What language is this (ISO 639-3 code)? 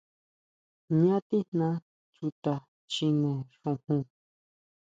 mau